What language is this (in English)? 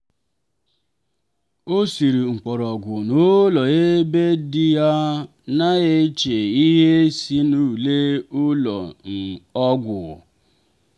Igbo